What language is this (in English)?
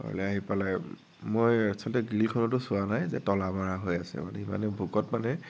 Assamese